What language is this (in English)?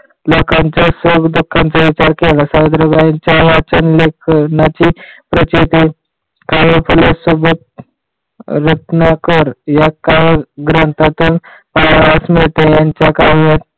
Marathi